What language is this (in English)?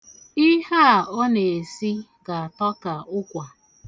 Igbo